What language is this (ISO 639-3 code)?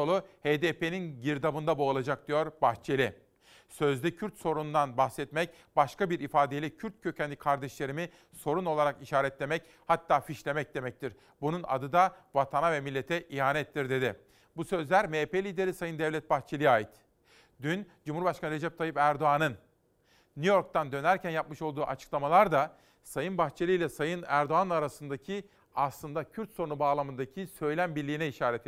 tur